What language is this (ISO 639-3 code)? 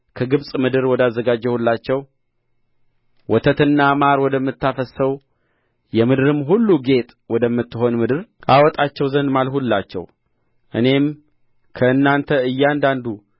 amh